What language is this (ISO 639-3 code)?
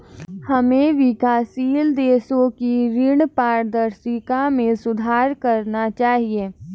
hin